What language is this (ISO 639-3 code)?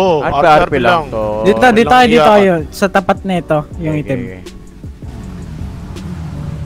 fil